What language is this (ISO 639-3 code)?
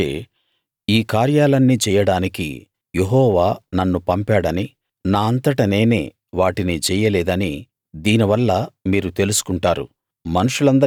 tel